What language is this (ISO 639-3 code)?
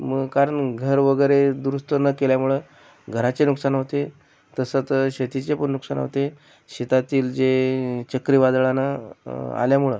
mar